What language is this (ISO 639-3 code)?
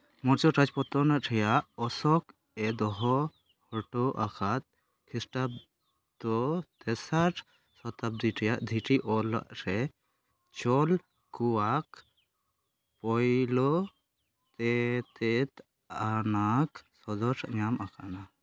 sat